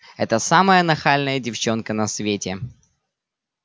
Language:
Russian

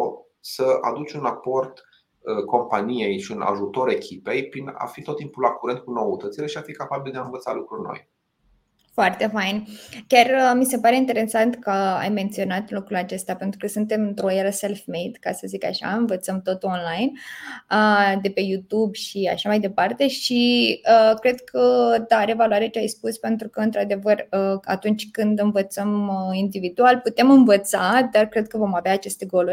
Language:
Romanian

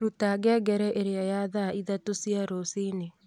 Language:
Kikuyu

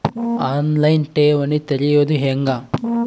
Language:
Kannada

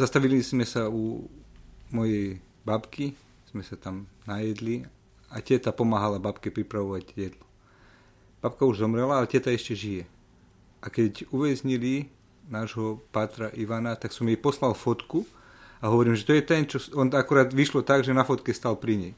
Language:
Slovak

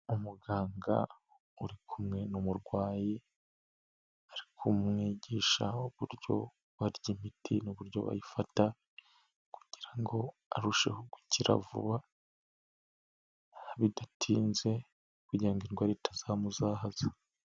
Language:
Kinyarwanda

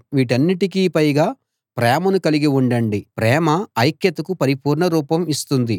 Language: Telugu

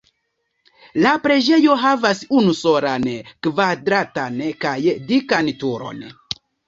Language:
Esperanto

